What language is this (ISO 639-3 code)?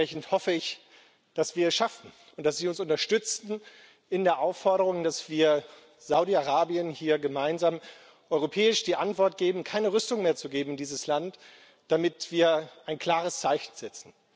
deu